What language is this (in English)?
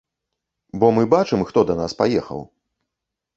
Belarusian